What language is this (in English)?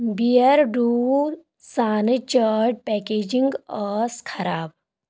Kashmiri